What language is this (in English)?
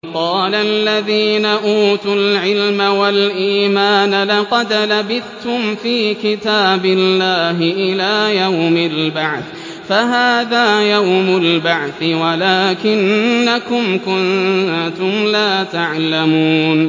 Arabic